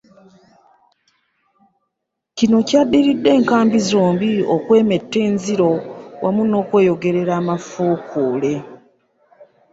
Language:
Ganda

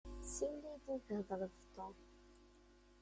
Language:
Kabyle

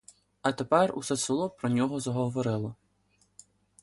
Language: Ukrainian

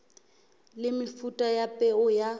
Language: Southern Sotho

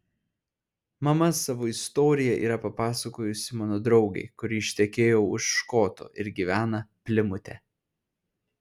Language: Lithuanian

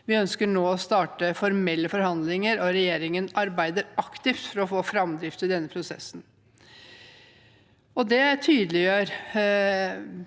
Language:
Norwegian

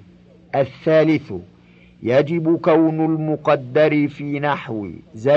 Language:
Arabic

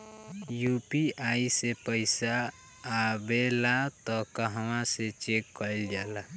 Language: Bhojpuri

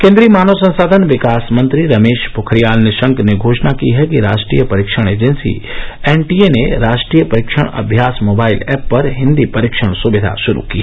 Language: Hindi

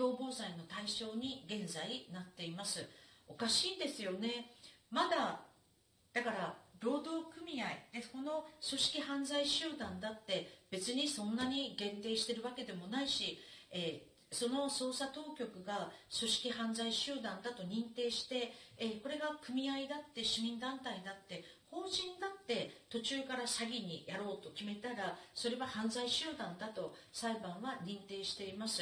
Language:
Japanese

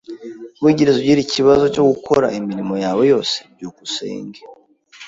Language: Kinyarwanda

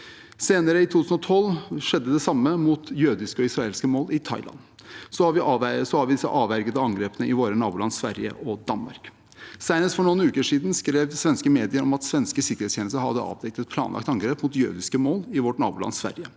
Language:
Norwegian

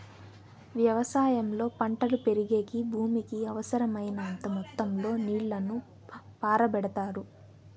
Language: Telugu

